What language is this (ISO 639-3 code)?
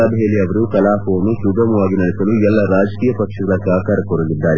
kan